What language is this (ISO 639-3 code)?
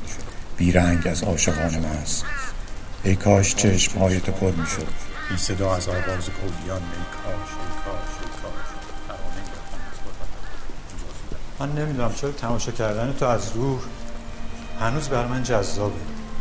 fas